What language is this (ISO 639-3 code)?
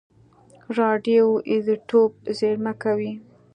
pus